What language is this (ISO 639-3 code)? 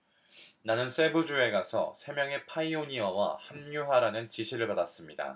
kor